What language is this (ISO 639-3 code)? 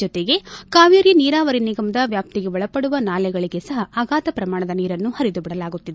kan